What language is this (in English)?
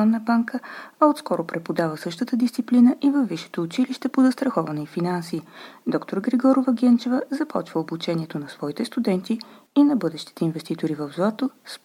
Bulgarian